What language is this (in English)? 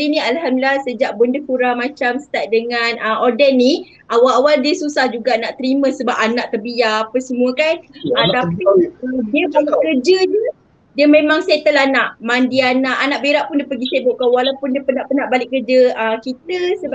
Malay